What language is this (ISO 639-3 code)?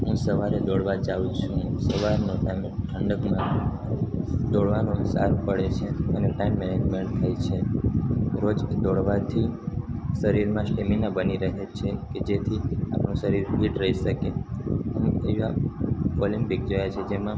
guj